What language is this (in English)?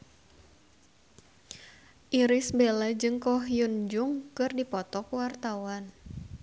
Sundanese